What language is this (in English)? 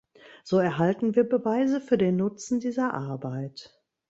German